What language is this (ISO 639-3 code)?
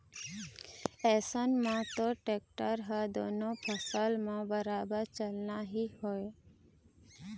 hne